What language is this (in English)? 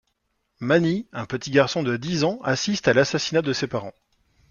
French